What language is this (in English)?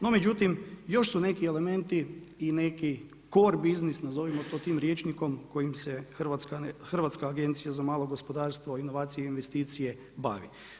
Croatian